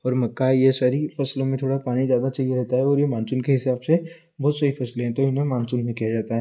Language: Hindi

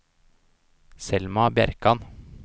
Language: Norwegian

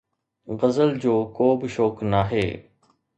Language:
Sindhi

